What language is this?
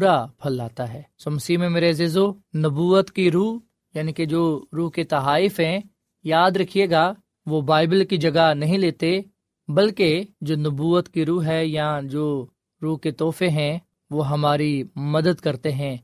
Urdu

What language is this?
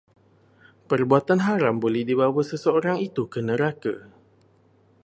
Malay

